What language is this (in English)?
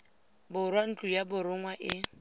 Tswana